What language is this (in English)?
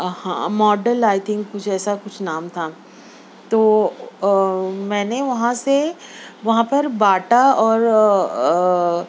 Urdu